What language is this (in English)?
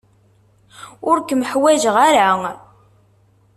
Kabyle